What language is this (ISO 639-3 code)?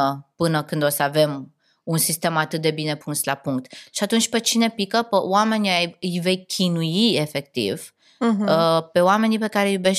ron